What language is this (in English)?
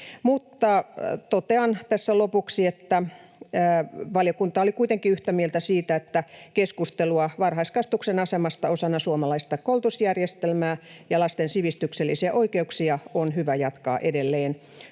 Finnish